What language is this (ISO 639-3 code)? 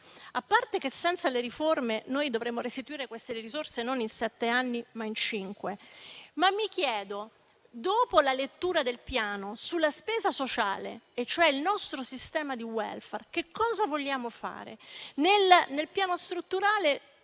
ita